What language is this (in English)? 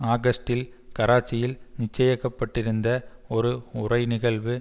Tamil